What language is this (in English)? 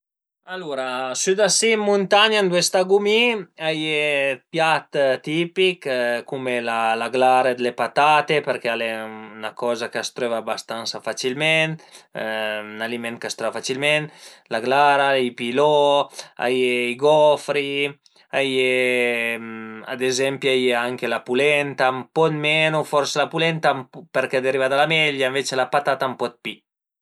Piedmontese